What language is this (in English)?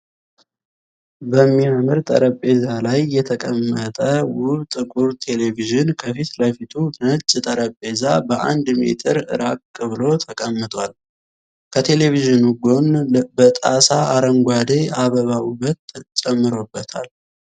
Amharic